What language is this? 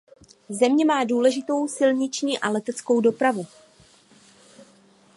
Czech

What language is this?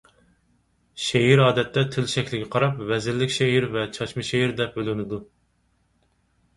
Uyghur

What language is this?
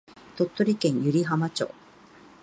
Japanese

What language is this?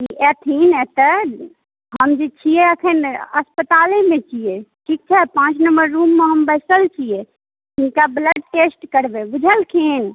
Maithili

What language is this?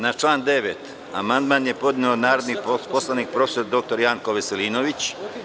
Serbian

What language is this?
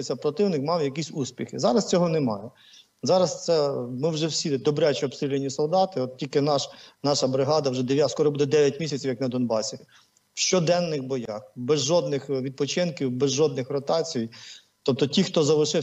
Ukrainian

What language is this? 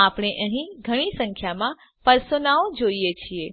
Gujarati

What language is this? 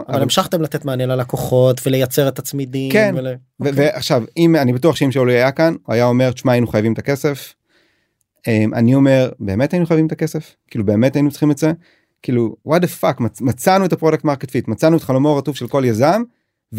Hebrew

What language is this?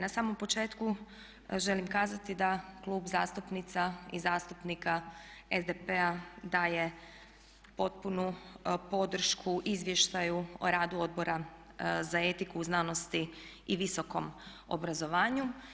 Croatian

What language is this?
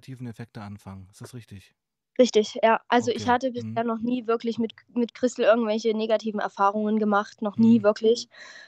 German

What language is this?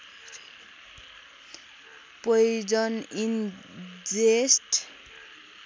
Nepali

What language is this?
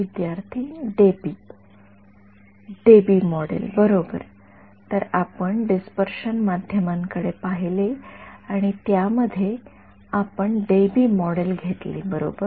Marathi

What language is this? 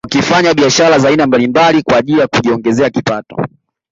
Swahili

